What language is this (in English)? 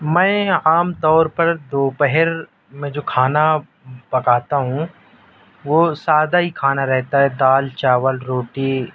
Urdu